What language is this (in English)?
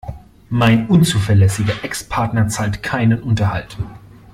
German